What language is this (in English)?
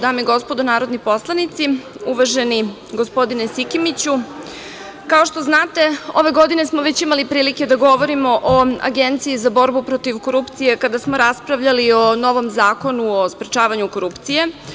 Serbian